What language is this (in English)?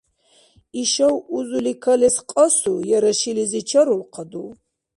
Dargwa